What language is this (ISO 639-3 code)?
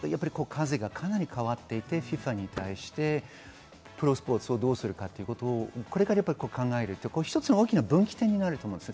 jpn